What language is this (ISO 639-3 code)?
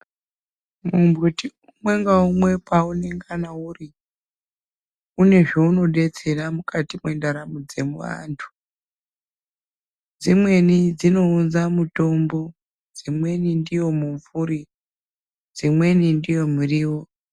ndc